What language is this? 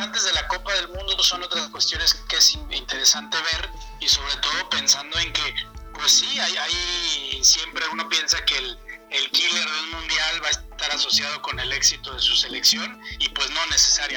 Spanish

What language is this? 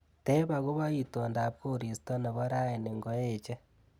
Kalenjin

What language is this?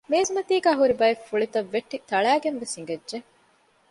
Divehi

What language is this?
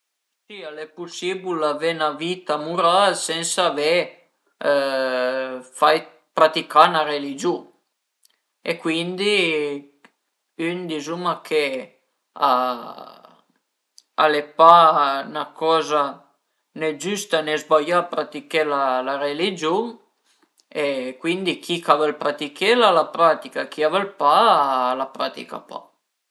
Piedmontese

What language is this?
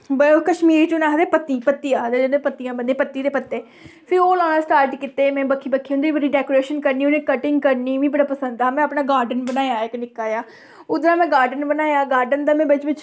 Dogri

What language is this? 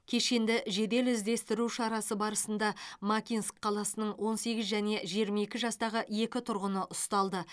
Kazakh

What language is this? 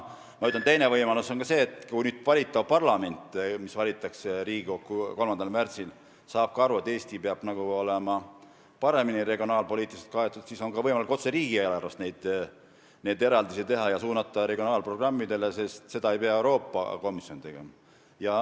Estonian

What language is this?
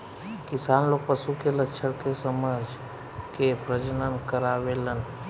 Bhojpuri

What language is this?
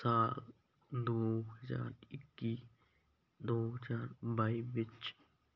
Punjabi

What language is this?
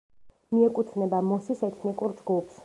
Georgian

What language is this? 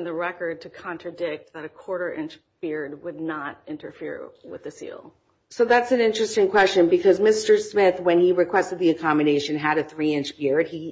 English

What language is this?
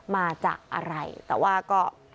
Thai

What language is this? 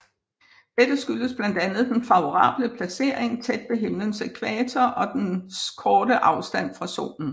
Danish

